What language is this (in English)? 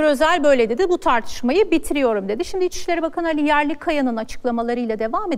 Turkish